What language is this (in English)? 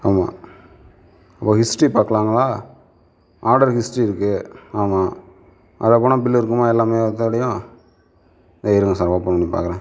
Tamil